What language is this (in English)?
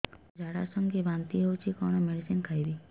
Odia